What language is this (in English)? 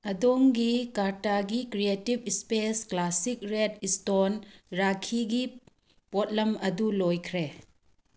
Manipuri